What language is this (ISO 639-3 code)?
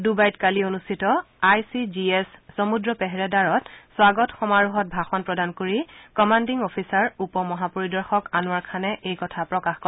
asm